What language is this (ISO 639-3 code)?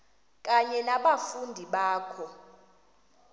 xho